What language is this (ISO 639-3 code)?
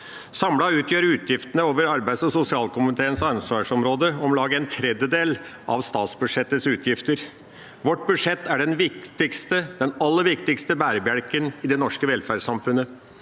nor